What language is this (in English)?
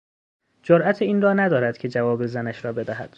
Persian